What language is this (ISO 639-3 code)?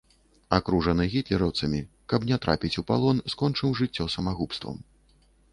bel